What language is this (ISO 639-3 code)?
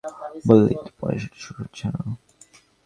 ben